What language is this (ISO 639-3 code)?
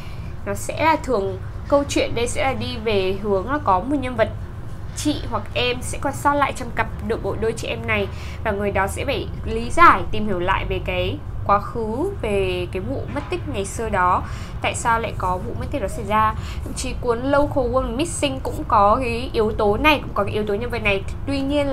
vie